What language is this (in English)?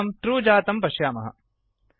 Sanskrit